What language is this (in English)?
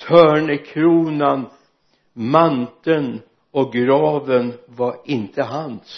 Swedish